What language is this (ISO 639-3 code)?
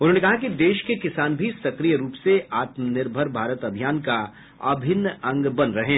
hin